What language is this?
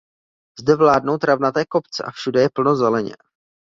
Czech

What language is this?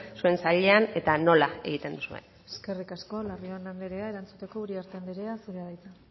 Basque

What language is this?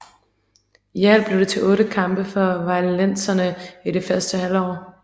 Danish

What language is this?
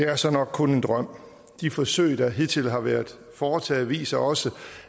Danish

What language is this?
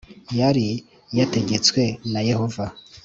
Kinyarwanda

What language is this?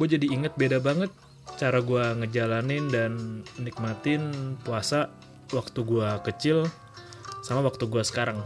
Indonesian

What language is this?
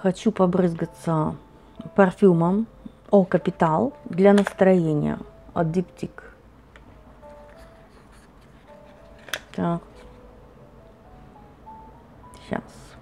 Russian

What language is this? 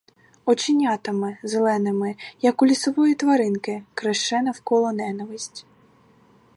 Ukrainian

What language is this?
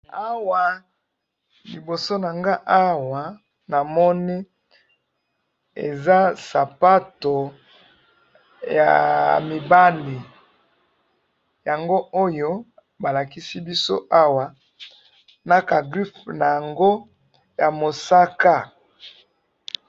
Lingala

